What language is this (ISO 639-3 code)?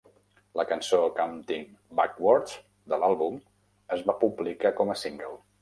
cat